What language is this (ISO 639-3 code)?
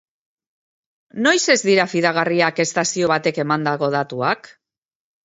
eus